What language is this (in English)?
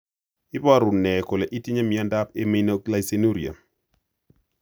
Kalenjin